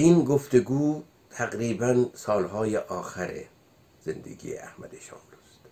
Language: Persian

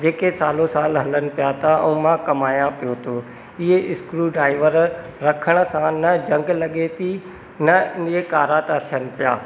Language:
Sindhi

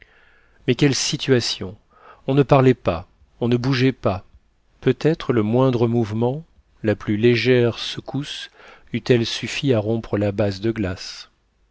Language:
French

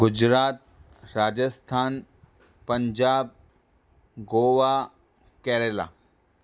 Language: Sindhi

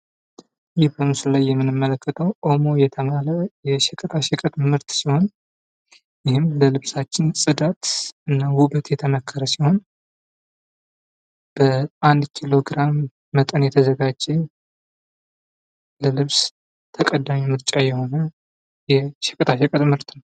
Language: Amharic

